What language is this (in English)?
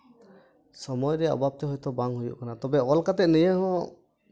Santali